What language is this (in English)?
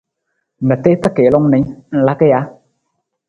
Nawdm